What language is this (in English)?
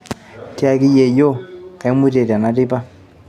Masai